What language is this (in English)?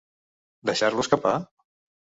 Catalan